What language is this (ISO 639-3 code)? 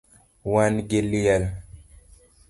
luo